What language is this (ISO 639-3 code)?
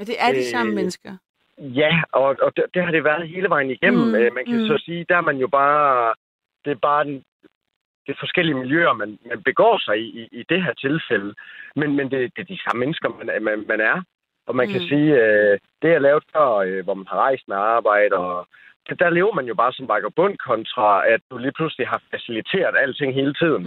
dan